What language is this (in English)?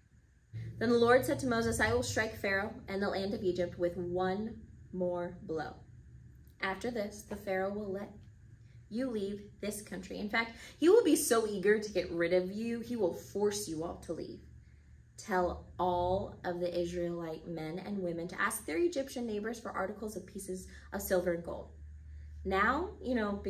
English